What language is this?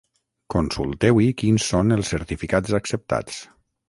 Catalan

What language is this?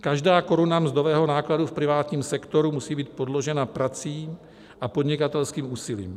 Czech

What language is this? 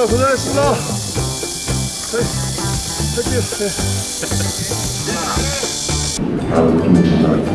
Korean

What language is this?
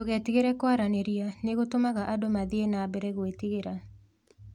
Kikuyu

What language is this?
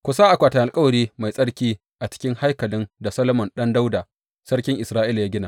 Hausa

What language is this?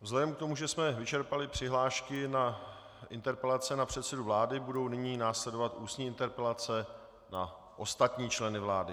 Czech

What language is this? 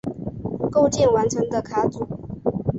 Chinese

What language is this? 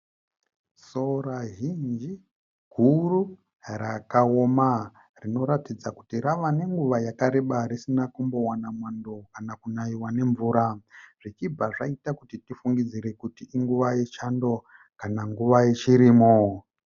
Shona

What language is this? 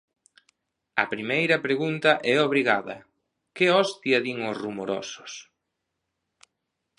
Galician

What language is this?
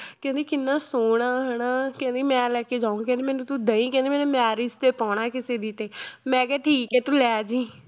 Punjabi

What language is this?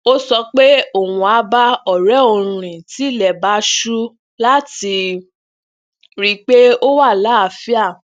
Yoruba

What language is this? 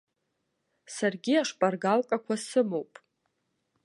Abkhazian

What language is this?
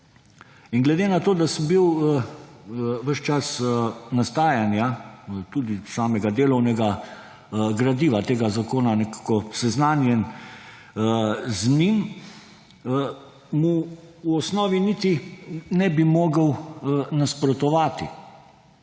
Slovenian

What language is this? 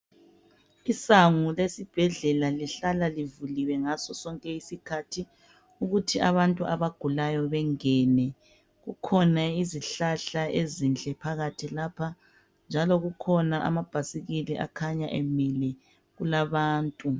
North Ndebele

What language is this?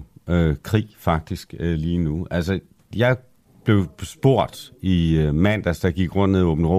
Danish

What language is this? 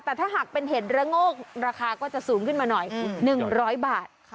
Thai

